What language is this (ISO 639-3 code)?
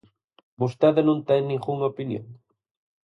glg